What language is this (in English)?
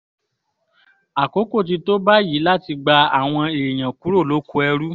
Yoruba